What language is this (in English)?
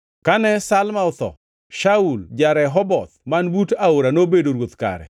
Luo (Kenya and Tanzania)